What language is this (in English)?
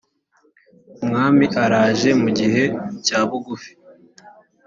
Kinyarwanda